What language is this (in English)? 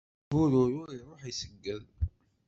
Kabyle